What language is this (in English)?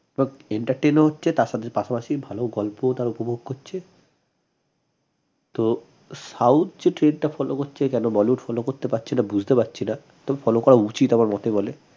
Bangla